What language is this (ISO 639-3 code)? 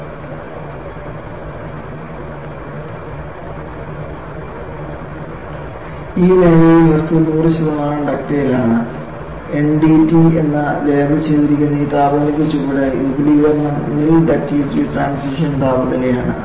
mal